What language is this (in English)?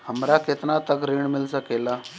Bhojpuri